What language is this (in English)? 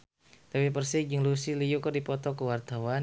Sundanese